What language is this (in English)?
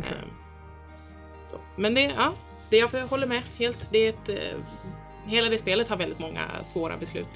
Swedish